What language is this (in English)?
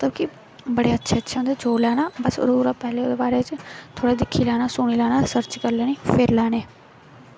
Dogri